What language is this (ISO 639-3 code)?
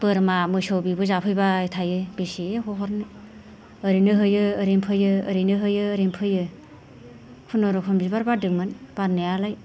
brx